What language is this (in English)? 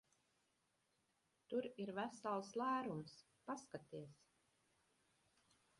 Latvian